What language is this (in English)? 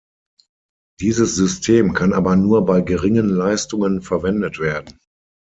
German